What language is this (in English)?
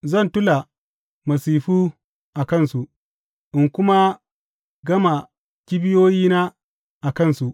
Hausa